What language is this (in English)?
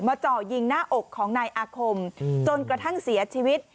Thai